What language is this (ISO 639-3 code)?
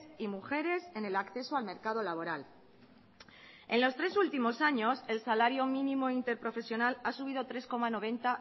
spa